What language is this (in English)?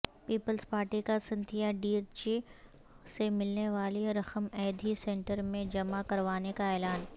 Urdu